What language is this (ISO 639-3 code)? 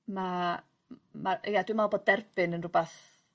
cym